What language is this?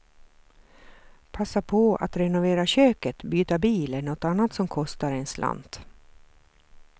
Swedish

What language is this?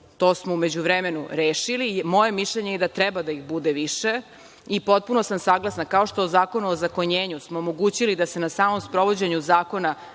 Serbian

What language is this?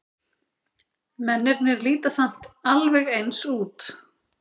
Icelandic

